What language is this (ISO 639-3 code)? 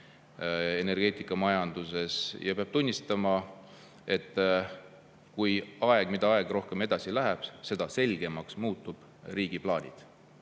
est